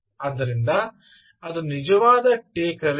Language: Kannada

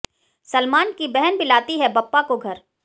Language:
Hindi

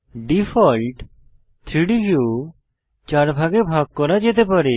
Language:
Bangla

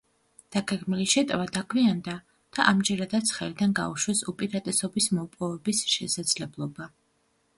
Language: Georgian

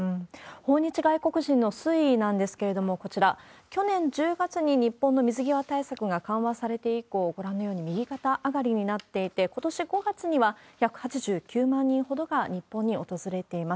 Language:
Japanese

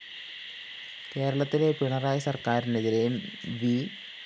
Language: Malayalam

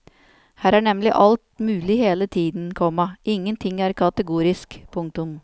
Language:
Norwegian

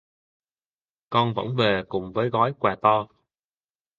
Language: Vietnamese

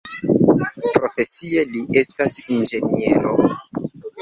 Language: Esperanto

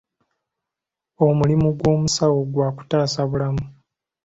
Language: Ganda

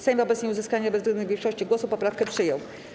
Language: Polish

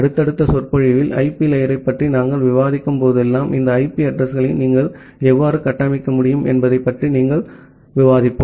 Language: Tamil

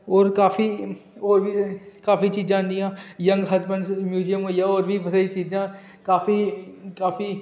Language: Dogri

